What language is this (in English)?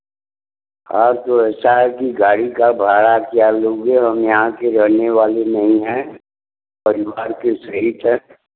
Hindi